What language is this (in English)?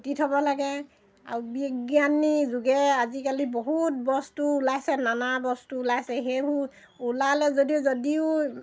Assamese